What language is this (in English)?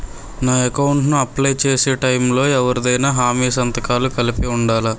Telugu